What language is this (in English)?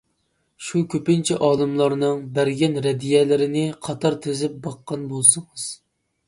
Uyghur